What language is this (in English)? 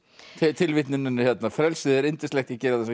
Icelandic